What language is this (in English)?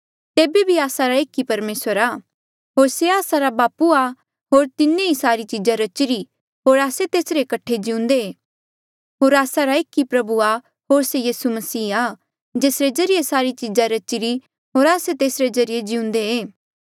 Mandeali